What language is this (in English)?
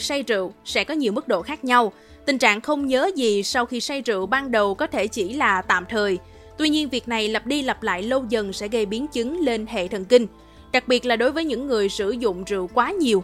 Vietnamese